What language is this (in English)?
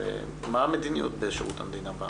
Hebrew